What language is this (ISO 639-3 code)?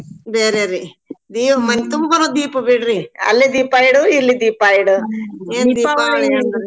kan